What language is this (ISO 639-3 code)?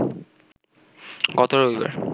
ben